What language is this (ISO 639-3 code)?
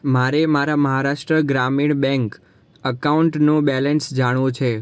guj